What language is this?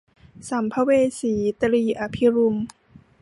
Thai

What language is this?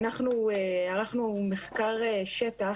Hebrew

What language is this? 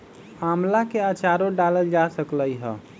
Magahi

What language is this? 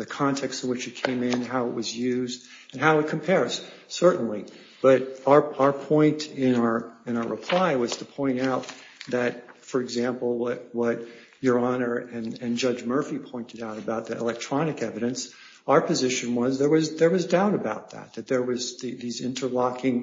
English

